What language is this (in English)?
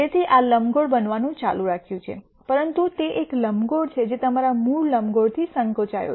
Gujarati